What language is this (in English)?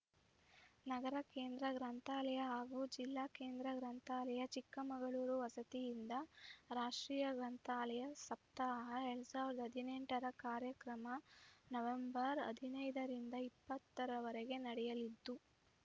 Kannada